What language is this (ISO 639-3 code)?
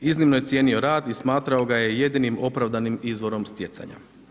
hrv